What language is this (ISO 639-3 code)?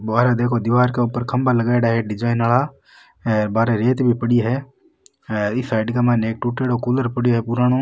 raj